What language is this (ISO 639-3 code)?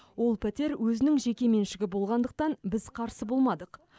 kaz